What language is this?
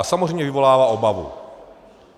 Czech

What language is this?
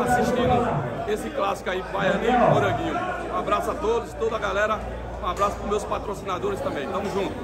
Portuguese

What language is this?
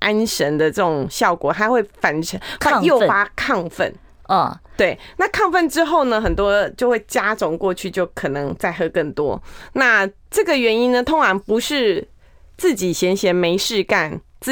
Chinese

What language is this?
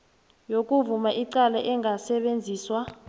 South Ndebele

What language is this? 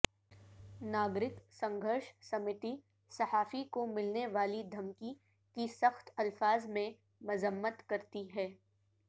Urdu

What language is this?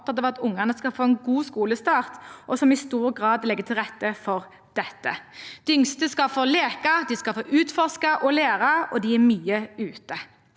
Norwegian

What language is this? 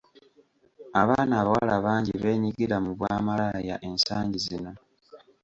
Ganda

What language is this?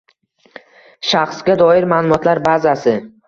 Uzbek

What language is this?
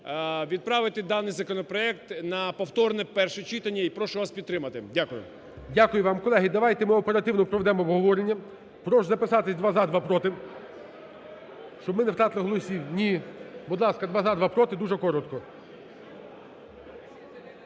Ukrainian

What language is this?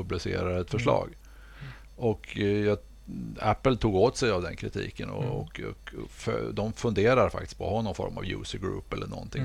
Swedish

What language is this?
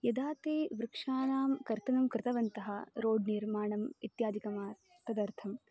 Sanskrit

